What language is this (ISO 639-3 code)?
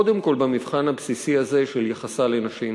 heb